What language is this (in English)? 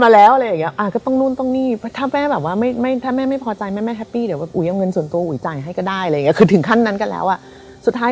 Thai